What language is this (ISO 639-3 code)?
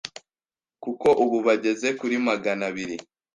kin